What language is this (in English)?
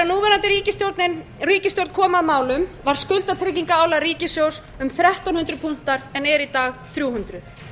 Icelandic